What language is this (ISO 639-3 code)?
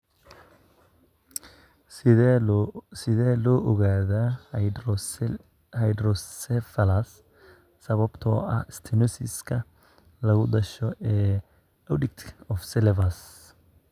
som